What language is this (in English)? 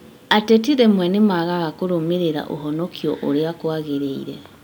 Kikuyu